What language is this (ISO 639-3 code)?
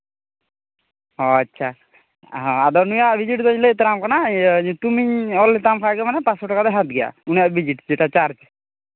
sat